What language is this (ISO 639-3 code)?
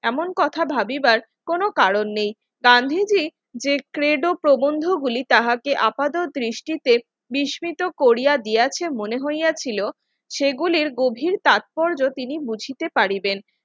ben